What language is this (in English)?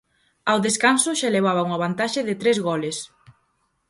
Galician